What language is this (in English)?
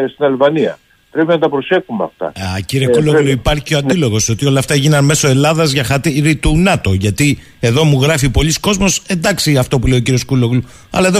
Greek